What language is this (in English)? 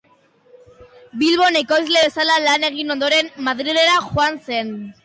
Basque